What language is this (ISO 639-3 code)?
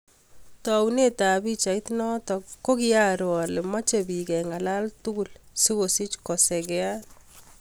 kln